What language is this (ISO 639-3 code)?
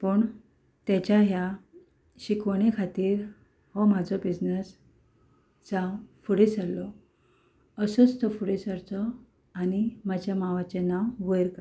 kok